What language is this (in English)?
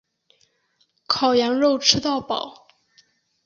Chinese